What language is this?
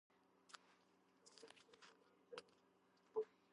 Georgian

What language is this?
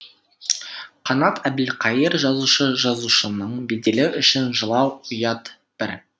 Kazakh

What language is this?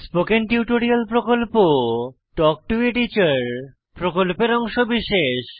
Bangla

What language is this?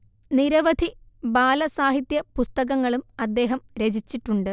Malayalam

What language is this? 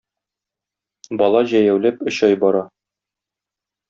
Tatar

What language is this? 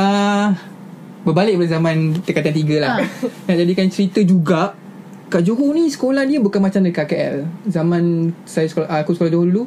Malay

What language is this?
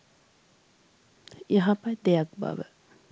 Sinhala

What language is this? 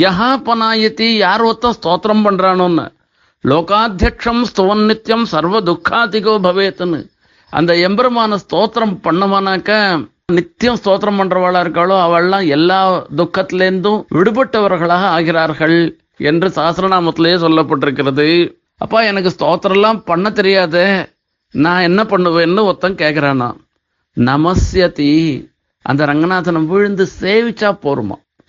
Tamil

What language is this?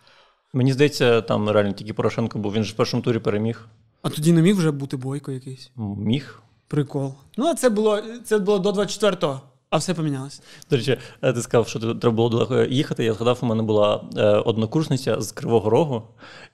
Ukrainian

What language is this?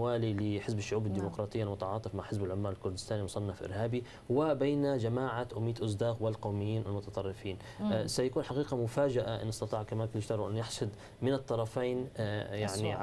Arabic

